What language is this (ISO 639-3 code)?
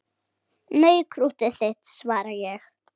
isl